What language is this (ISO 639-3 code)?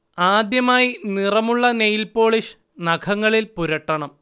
mal